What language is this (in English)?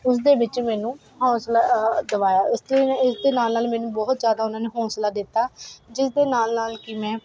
Punjabi